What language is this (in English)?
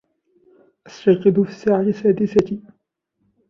Arabic